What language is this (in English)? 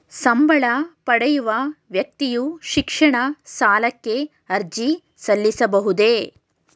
Kannada